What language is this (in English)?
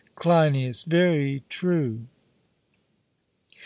English